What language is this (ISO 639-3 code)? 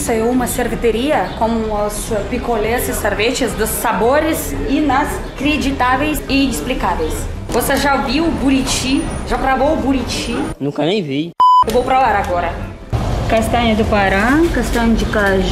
por